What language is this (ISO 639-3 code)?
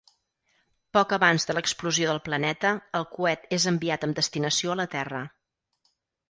cat